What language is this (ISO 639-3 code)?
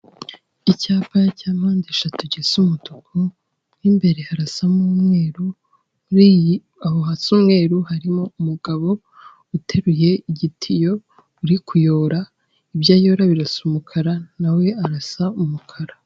kin